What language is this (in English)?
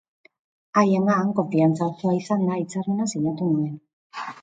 Basque